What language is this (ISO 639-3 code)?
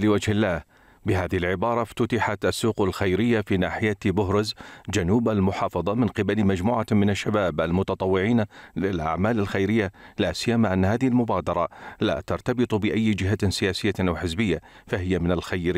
ara